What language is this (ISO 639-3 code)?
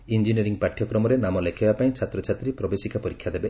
ori